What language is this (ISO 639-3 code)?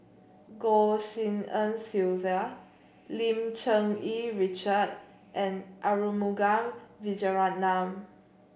eng